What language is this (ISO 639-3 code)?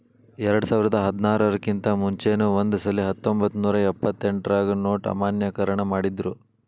kan